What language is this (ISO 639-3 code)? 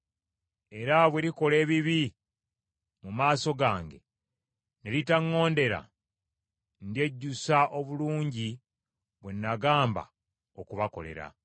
lug